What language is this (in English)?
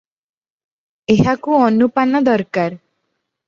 Odia